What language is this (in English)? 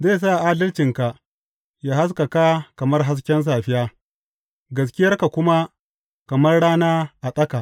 Hausa